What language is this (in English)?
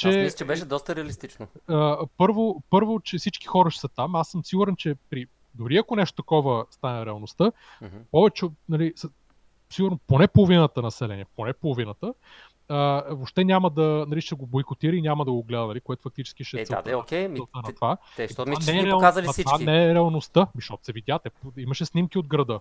Bulgarian